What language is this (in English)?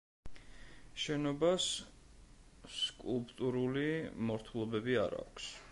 Georgian